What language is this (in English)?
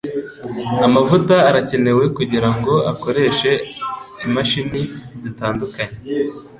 Kinyarwanda